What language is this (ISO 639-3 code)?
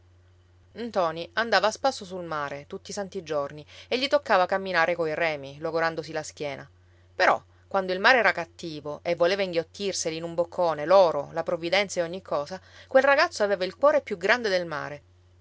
ita